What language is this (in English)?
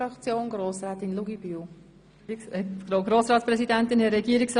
Swiss German